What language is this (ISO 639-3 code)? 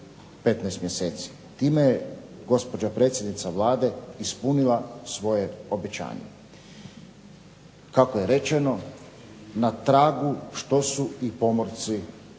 hrv